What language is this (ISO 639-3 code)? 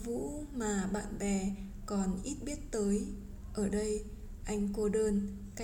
vie